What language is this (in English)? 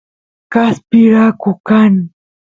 Santiago del Estero Quichua